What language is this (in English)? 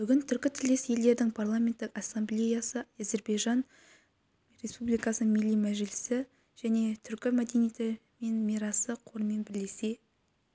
Kazakh